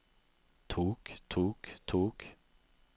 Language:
Norwegian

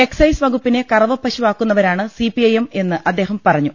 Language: Malayalam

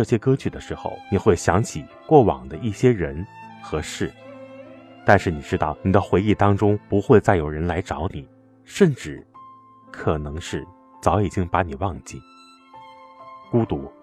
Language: Chinese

